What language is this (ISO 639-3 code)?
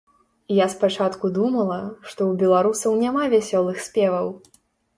bel